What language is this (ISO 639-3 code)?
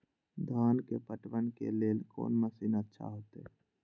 mai